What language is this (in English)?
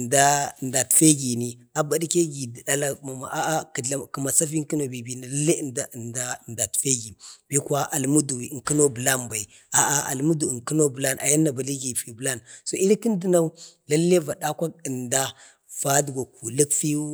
Bade